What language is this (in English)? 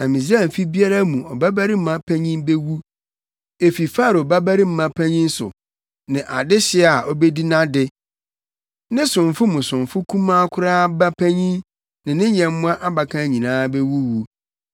Akan